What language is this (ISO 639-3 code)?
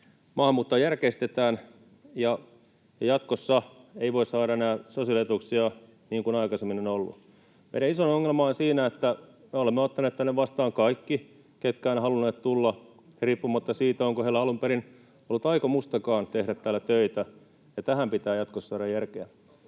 fin